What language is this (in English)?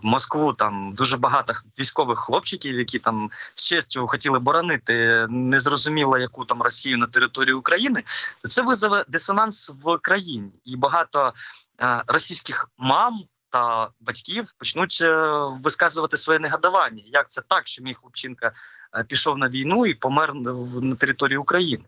Ukrainian